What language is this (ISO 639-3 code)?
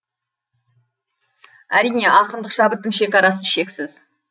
kaz